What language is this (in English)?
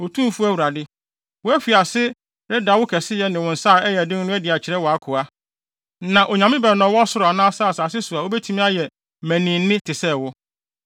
Akan